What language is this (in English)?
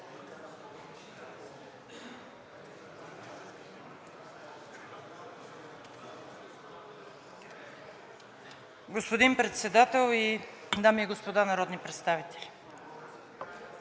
Bulgarian